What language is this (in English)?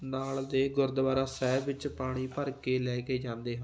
Punjabi